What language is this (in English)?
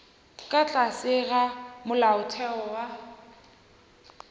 Northern Sotho